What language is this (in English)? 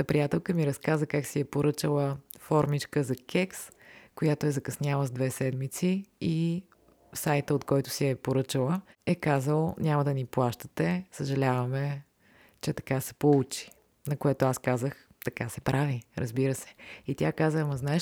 Bulgarian